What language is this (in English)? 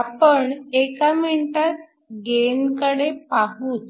Marathi